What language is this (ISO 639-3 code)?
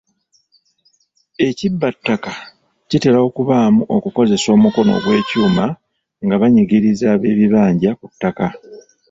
lug